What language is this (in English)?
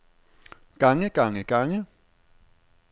Danish